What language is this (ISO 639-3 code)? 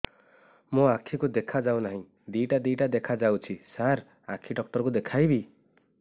ori